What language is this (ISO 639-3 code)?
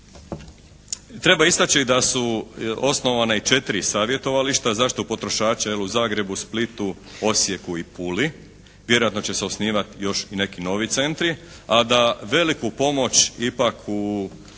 hrv